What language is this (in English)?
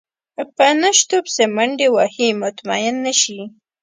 Pashto